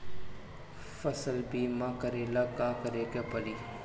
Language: Bhojpuri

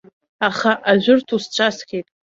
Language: Abkhazian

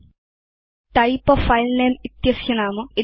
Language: Sanskrit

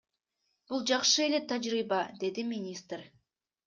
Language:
Kyrgyz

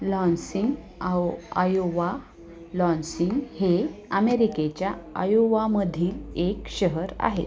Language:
Marathi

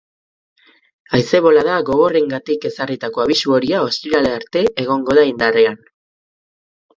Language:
Basque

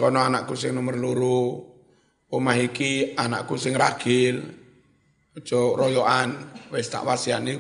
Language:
Indonesian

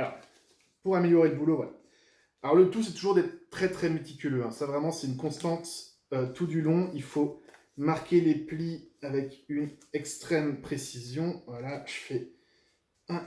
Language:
French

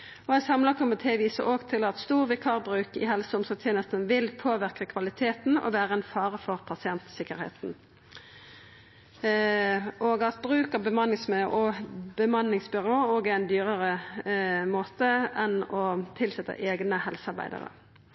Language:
Norwegian Nynorsk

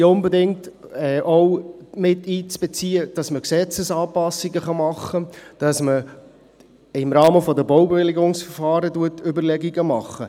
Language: Swiss German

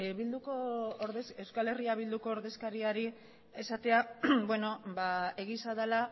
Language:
Basque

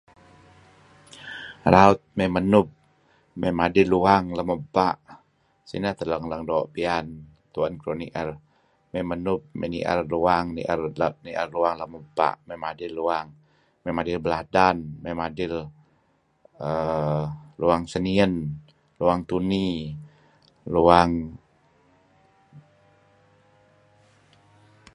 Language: Kelabit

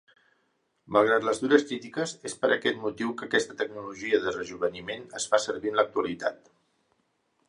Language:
Catalan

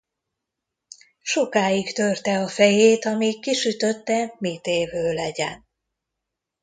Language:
Hungarian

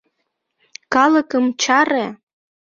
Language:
Mari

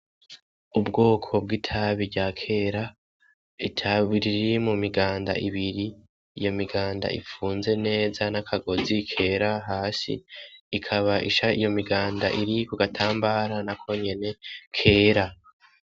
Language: Rundi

